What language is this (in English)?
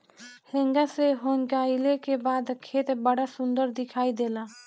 Bhojpuri